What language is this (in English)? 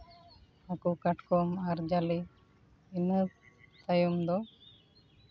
Santali